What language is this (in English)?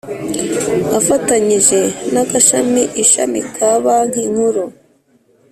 Kinyarwanda